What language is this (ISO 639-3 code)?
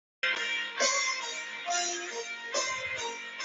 zho